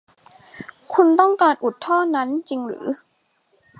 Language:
Thai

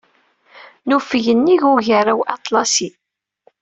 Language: Kabyle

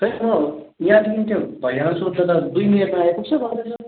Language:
Nepali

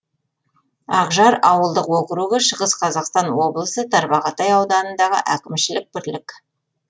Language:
Kazakh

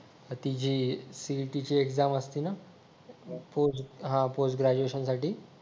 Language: Marathi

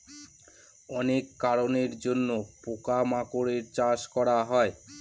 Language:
Bangla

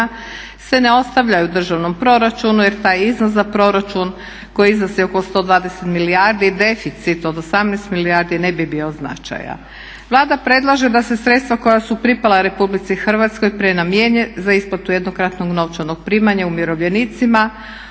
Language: Croatian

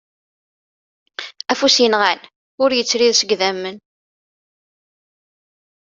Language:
Kabyle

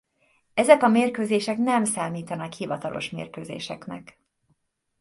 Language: Hungarian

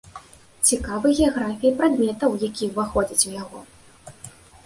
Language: Belarusian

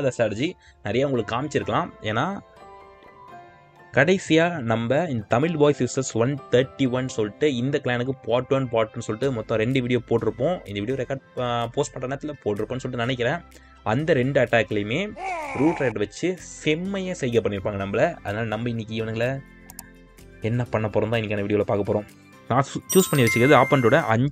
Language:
Tamil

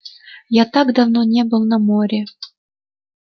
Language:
Russian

